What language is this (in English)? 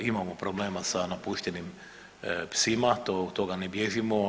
Croatian